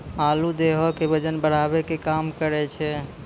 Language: Maithili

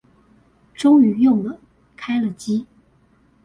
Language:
Chinese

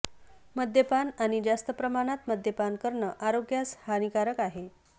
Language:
Marathi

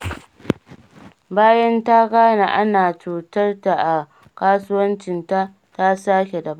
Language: Hausa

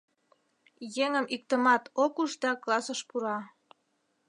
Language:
Mari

